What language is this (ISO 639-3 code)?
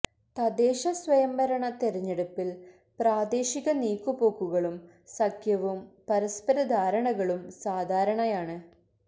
mal